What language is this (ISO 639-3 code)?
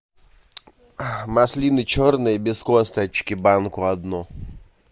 rus